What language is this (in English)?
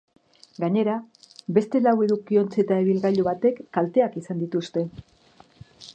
Basque